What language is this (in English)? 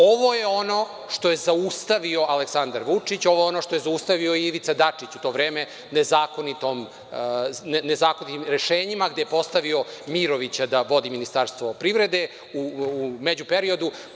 Serbian